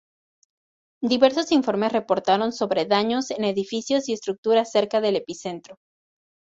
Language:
Spanish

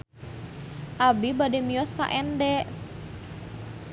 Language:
Sundanese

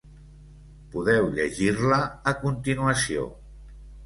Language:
Catalan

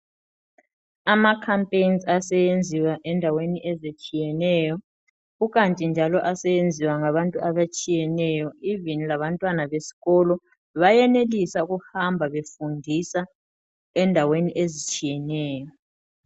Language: North Ndebele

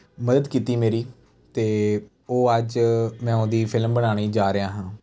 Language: Punjabi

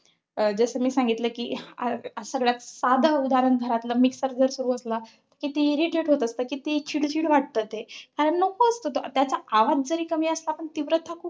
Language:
Marathi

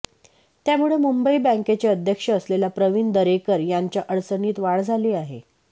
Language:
Marathi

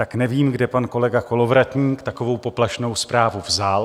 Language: Czech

